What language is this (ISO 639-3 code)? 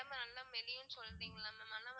tam